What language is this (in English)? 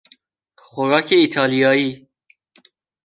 Persian